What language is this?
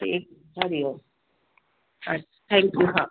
Sindhi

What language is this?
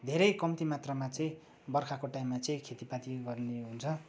Nepali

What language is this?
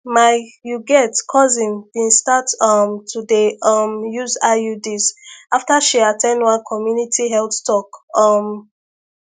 Nigerian Pidgin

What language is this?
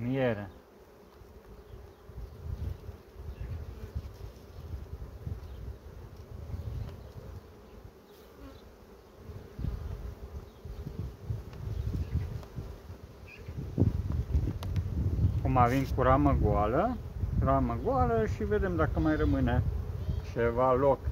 Romanian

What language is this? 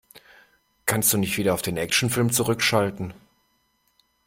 German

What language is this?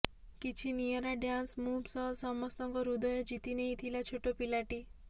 Odia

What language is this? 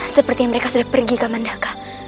Indonesian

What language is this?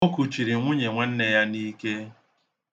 Igbo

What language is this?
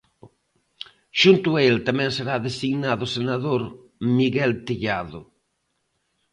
Galician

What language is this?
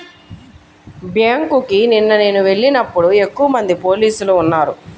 Telugu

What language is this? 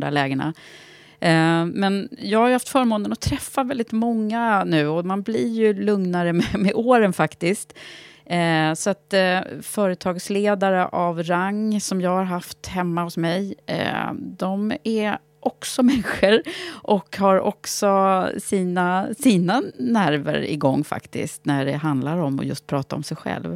Swedish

